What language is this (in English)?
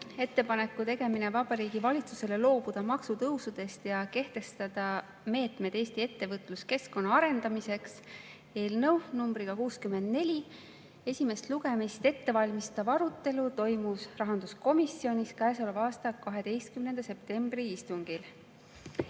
Estonian